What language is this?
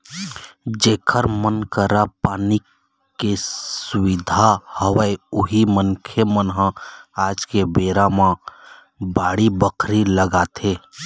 Chhattisgarhi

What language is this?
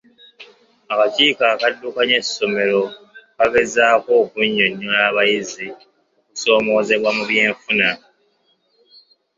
Ganda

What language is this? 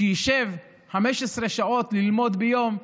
Hebrew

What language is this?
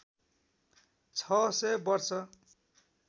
Nepali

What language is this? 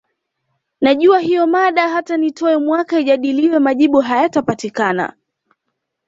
Swahili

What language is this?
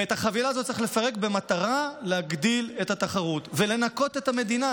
Hebrew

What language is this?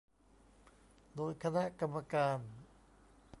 Thai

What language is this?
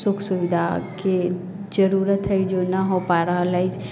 Maithili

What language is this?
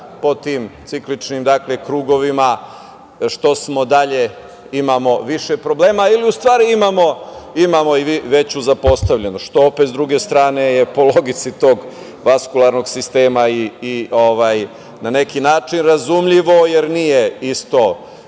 Serbian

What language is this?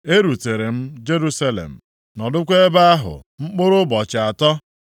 Igbo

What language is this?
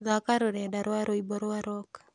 Kikuyu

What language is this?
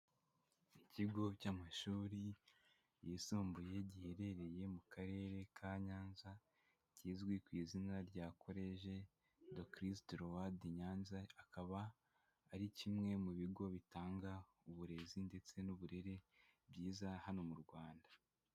Kinyarwanda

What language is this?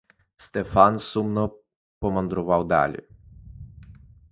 Ukrainian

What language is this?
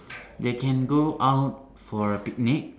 English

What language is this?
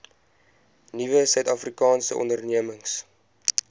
Afrikaans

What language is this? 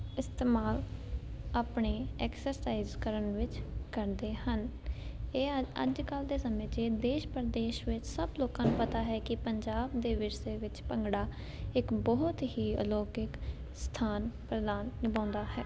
Punjabi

